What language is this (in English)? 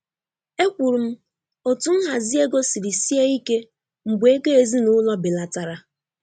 Igbo